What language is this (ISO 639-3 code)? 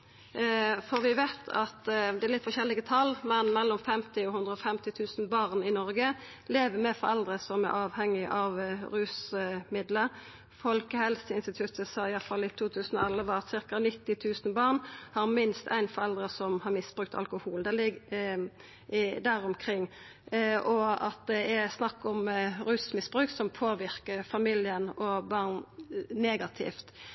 nno